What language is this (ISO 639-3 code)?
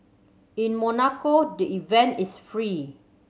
eng